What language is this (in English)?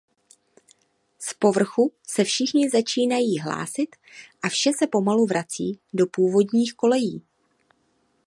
Czech